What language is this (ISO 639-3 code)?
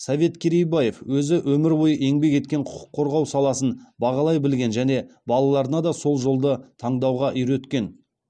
kaz